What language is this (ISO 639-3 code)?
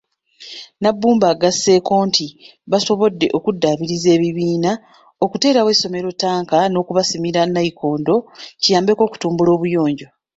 lug